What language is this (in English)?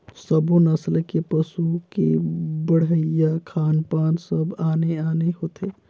Chhattisgarhi